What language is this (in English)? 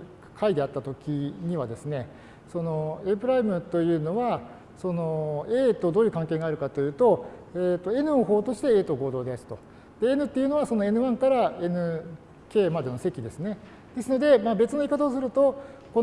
Japanese